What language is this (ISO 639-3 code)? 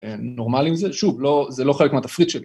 heb